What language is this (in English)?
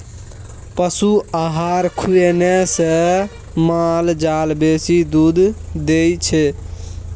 Maithili